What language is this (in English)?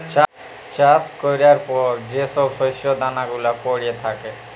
Bangla